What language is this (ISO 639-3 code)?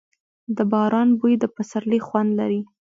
pus